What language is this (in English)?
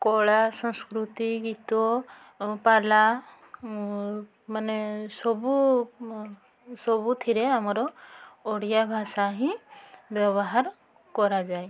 Odia